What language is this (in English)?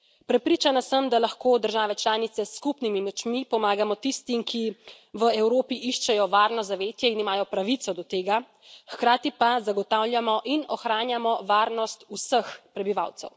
Slovenian